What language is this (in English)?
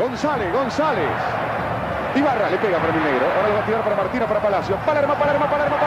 Spanish